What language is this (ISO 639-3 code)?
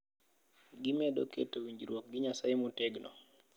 luo